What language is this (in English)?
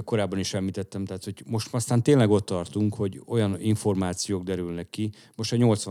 Hungarian